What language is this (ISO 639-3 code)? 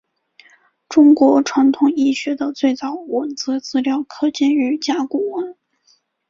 zho